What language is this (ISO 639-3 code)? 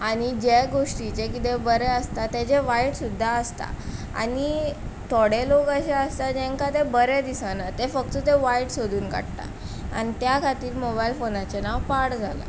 kok